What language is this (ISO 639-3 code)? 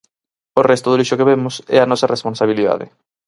glg